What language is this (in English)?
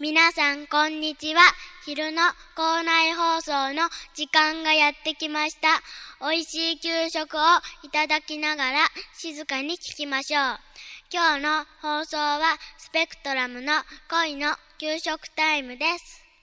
Japanese